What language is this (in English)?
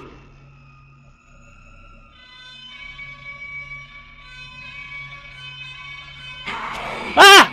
Hungarian